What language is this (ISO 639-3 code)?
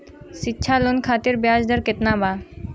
bho